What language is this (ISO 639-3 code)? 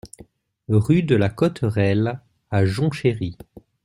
fra